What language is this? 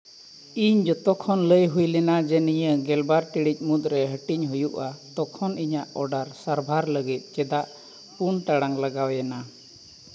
Santali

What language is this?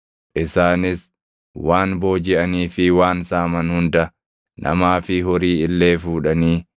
Oromo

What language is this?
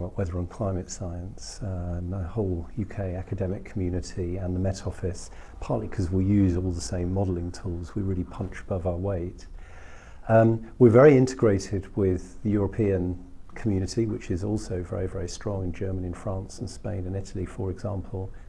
English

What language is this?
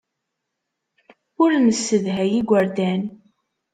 Kabyle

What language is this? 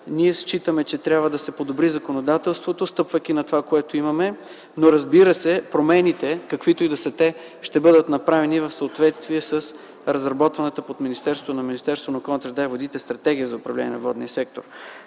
Bulgarian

